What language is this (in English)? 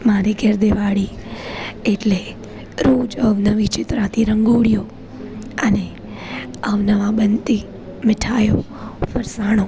Gujarati